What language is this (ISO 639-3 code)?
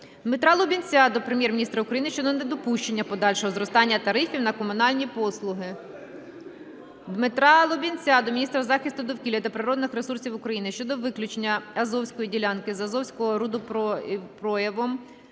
ukr